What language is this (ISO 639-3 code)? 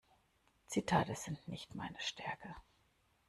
deu